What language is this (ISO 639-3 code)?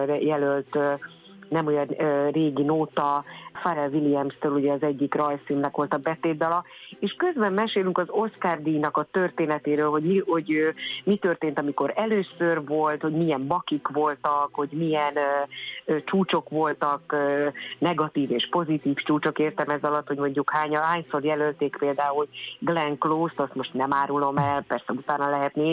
hun